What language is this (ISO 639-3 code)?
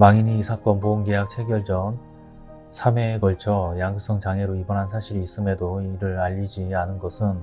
kor